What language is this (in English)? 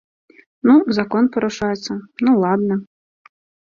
Belarusian